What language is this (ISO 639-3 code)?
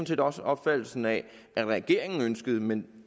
dan